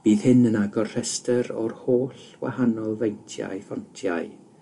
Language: Welsh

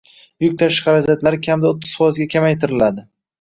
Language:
Uzbek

